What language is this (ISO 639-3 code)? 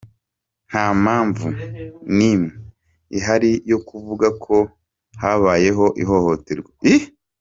kin